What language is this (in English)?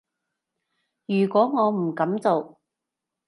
Cantonese